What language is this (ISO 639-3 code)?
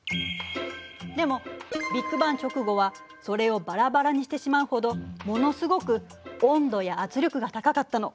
jpn